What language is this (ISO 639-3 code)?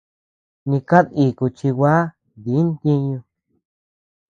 cux